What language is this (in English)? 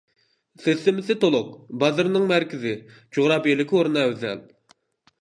Uyghur